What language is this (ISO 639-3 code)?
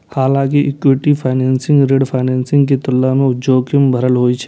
mai